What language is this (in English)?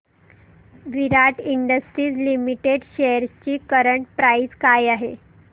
Marathi